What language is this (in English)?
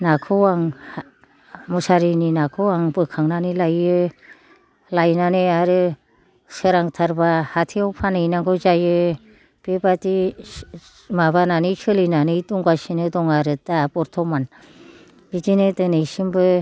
Bodo